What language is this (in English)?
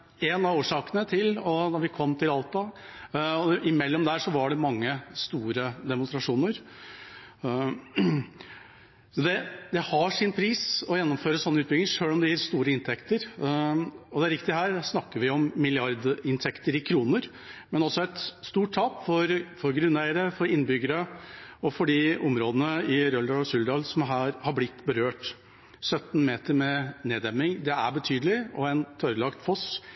Norwegian Bokmål